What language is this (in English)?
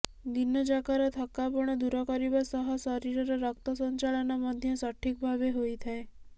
Odia